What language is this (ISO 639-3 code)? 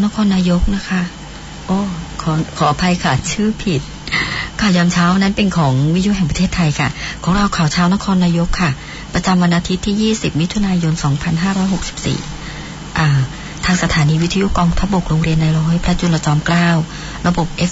tha